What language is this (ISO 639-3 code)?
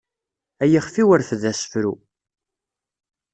kab